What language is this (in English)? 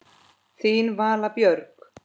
Icelandic